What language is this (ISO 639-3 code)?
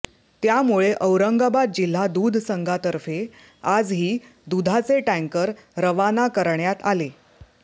mar